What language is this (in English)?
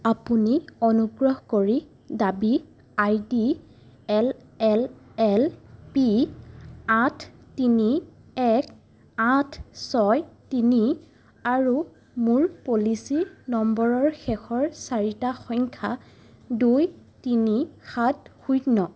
Assamese